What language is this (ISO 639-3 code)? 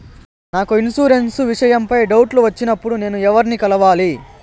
tel